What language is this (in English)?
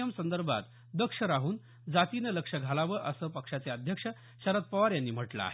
Marathi